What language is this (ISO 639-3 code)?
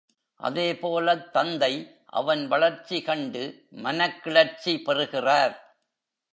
tam